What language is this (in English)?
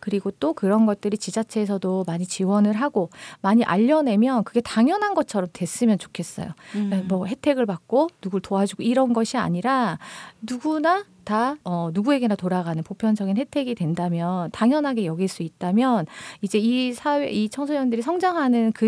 Korean